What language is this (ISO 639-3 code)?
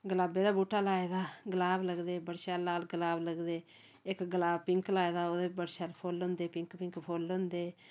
doi